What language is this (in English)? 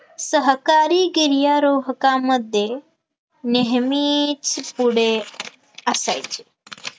Marathi